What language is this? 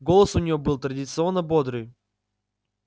Russian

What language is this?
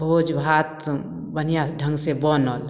Maithili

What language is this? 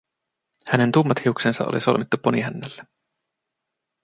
Finnish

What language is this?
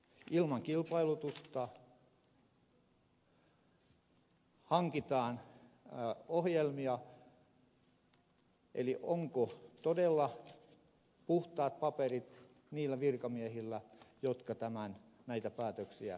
Finnish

